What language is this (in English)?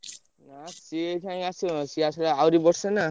Odia